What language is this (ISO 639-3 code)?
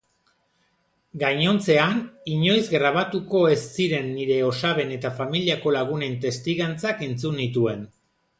eus